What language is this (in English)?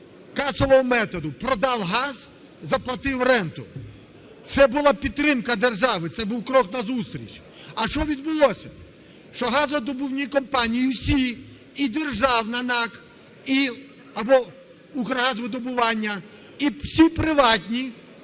Ukrainian